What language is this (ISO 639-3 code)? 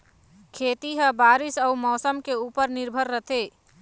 hne